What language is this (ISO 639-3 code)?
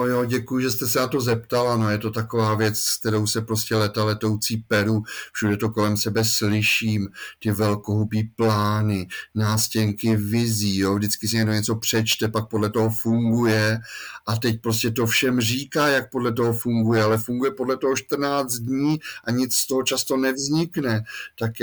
ces